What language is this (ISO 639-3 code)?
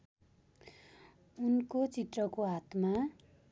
nep